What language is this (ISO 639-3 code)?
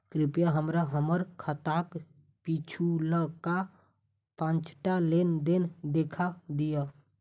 mai